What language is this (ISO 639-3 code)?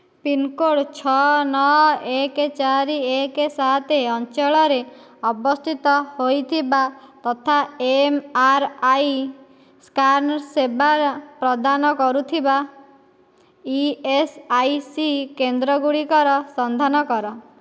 ori